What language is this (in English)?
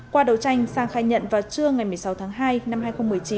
Vietnamese